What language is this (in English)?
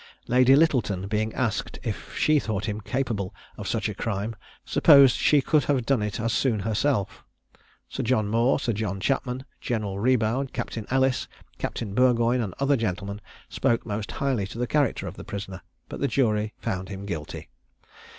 English